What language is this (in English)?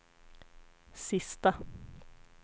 Swedish